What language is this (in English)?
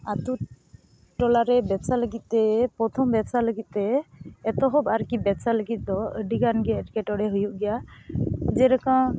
Santali